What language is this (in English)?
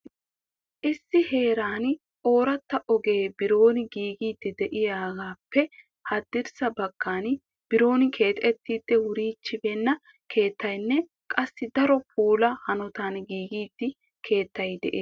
Wolaytta